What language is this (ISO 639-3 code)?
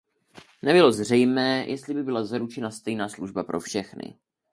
ces